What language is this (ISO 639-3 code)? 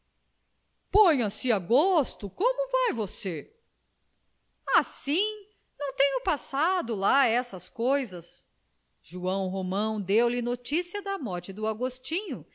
por